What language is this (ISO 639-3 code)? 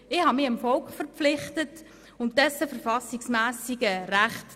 gsw